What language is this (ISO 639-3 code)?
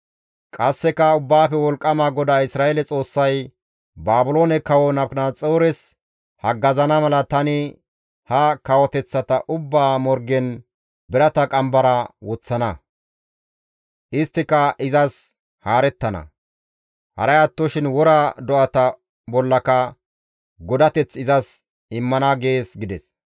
gmv